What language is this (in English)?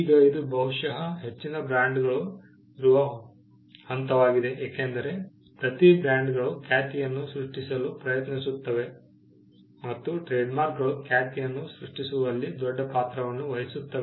Kannada